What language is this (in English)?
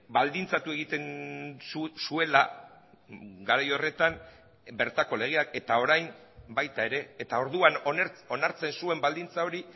Basque